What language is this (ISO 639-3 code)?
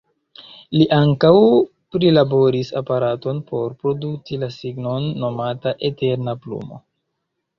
epo